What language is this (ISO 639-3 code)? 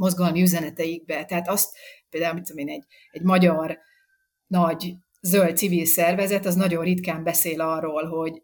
hun